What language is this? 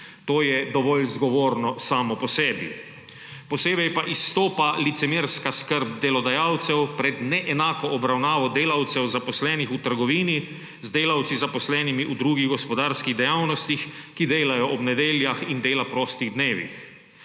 Slovenian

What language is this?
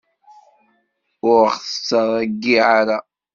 Kabyle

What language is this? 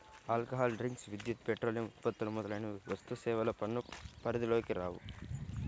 Telugu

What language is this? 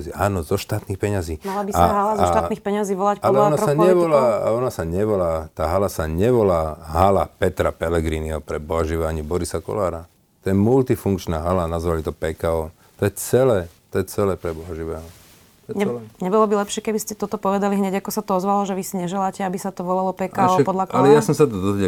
Slovak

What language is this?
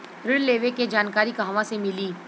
Bhojpuri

